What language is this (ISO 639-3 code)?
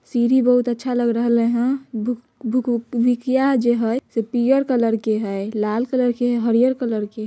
mag